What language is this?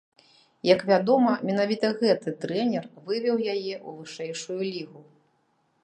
Belarusian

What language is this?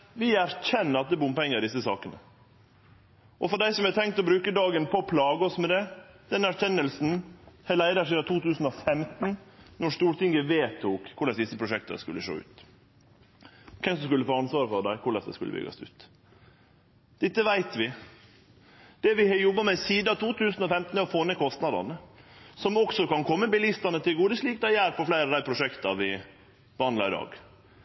Norwegian Nynorsk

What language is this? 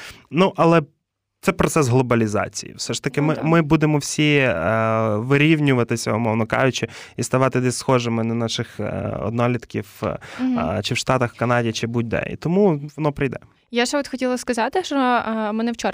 Ukrainian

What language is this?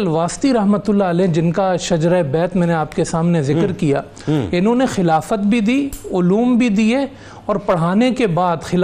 Urdu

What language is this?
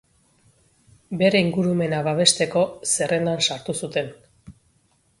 Basque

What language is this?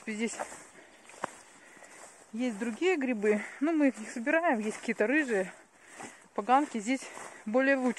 Russian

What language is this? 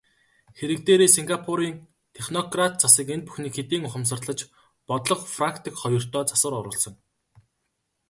Mongolian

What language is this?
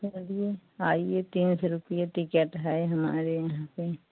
Hindi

